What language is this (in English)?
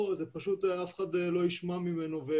Hebrew